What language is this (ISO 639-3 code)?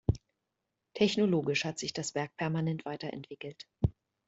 deu